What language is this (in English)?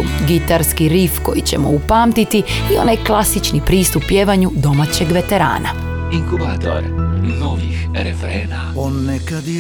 Croatian